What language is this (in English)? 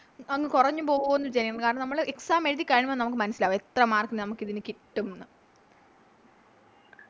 Malayalam